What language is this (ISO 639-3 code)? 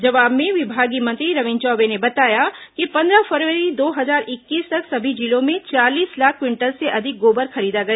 hin